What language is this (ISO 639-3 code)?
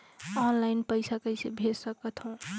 hne